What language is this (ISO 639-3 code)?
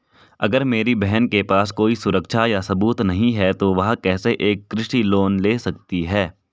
hin